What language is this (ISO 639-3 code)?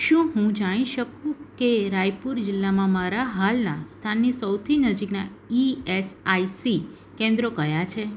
guj